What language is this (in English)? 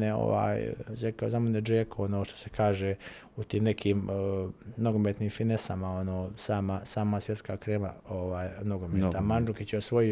Croatian